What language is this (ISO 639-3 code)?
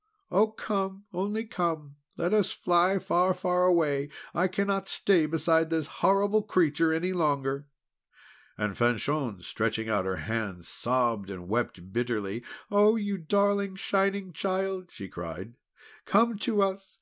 eng